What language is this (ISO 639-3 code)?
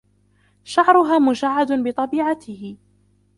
ara